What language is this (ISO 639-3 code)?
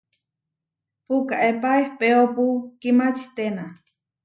var